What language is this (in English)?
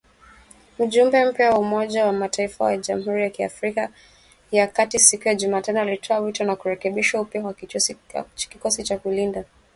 Swahili